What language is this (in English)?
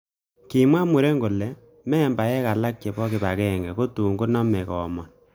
Kalenjin